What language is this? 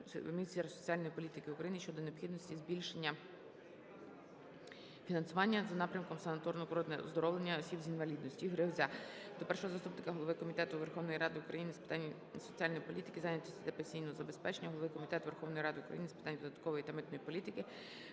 Ukrainian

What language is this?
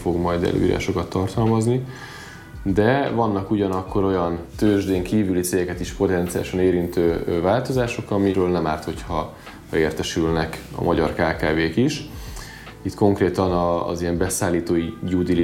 Hungarian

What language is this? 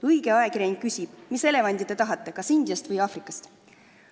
Estonian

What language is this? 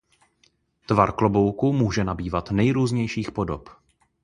Czech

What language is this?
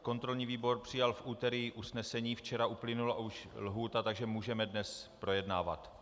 Czech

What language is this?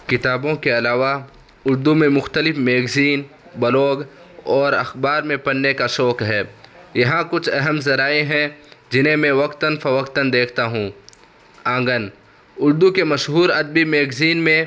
Urdu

